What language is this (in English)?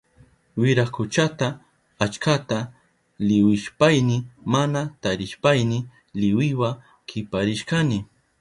Southern Pastaza Quechua